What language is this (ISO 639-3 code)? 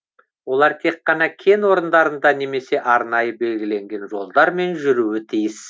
kaz